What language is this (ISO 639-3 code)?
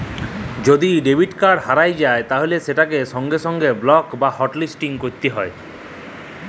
ben